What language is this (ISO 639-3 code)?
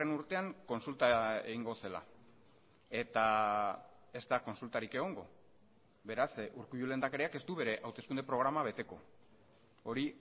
eus